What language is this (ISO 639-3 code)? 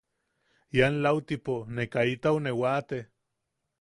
yaq